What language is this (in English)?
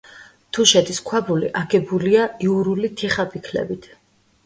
Georgian